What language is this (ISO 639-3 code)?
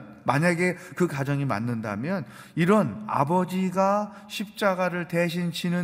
kor